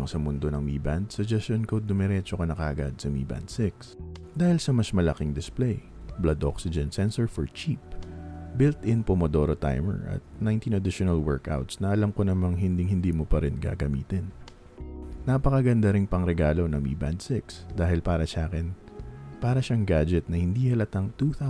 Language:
Filipino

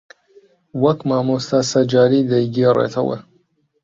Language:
Central Kurdish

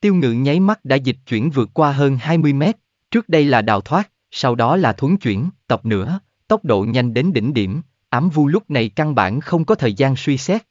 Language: Vietnamese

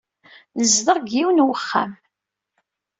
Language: Kabyle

